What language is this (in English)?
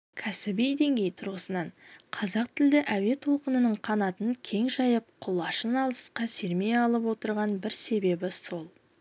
Kazakh